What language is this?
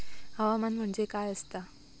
Marathi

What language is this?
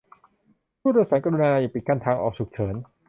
Thai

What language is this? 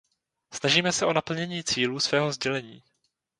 Czech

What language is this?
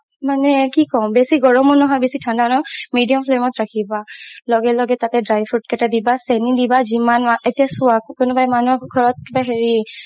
Assamese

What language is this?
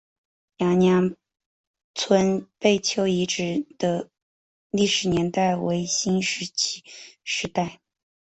Chinese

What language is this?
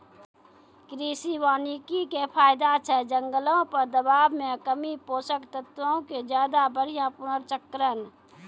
Maithili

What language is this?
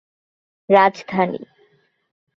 Bangla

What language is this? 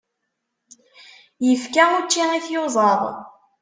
Kabyle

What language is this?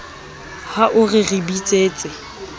Southern Sotho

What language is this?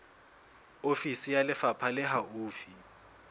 Southern Sotho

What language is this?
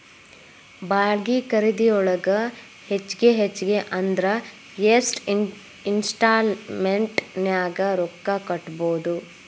Kannada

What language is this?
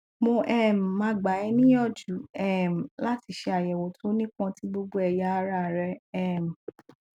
Yoruba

